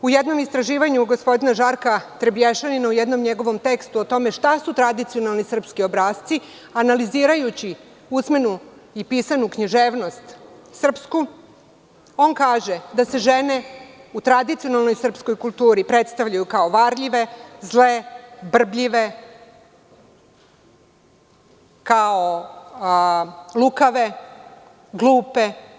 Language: Serbian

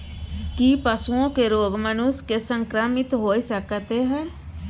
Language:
Maithili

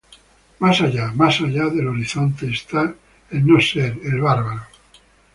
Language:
Spanish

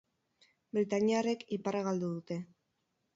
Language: Basque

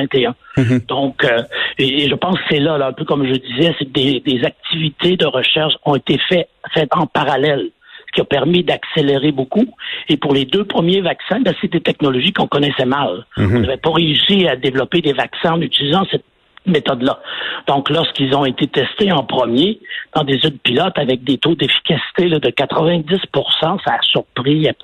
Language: French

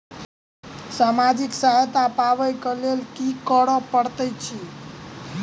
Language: Maithili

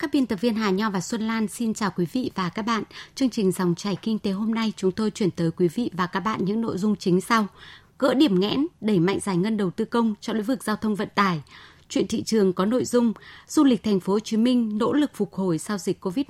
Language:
Vietnamese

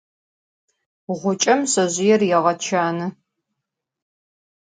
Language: Adyghe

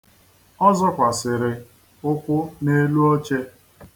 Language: Igbo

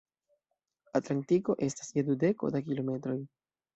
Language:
Esperanto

